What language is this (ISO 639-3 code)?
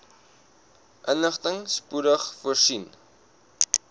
afr